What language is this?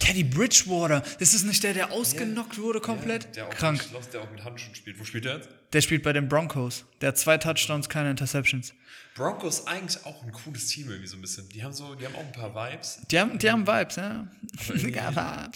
German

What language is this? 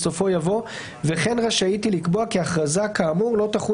Hebrew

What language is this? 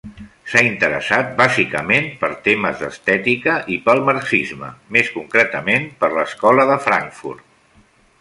Catalan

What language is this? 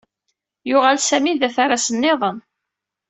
Kabyle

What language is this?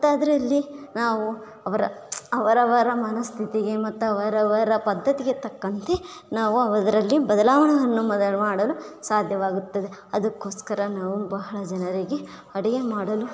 Kannada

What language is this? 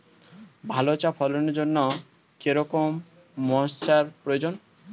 Bangla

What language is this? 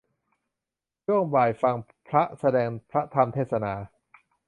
Thai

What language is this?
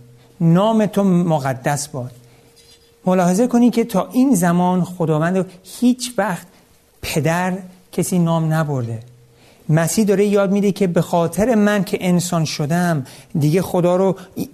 Persian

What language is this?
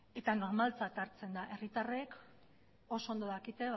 Basque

